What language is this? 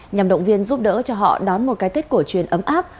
Vietnamese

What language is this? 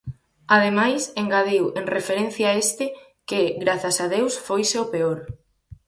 Galician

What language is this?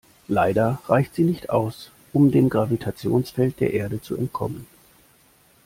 German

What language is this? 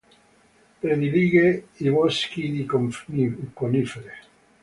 Italian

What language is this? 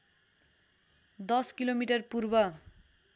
Nepali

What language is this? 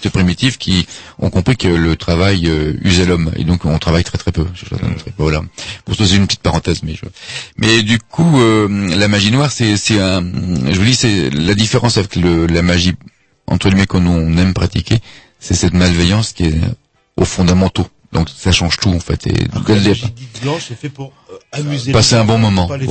French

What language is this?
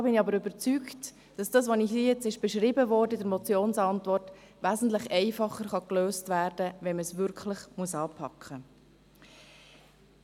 Swiss German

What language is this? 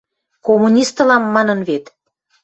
Western Mari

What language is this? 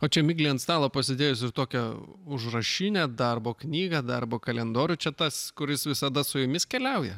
Lithuanian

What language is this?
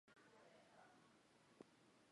Chinese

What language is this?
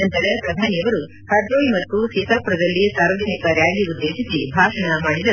Kannada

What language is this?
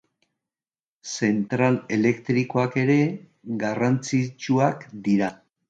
Basque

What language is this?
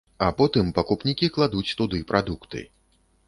Belarusian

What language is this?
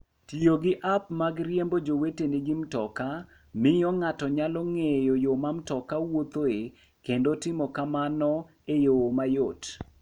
Luo (Kenya and Tanzania)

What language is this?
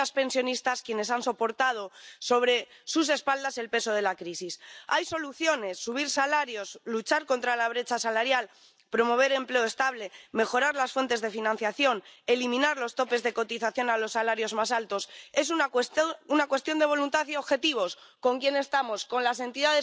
French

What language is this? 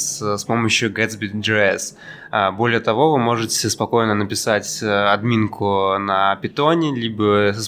Russian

